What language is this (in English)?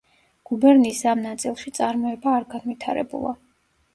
Georgian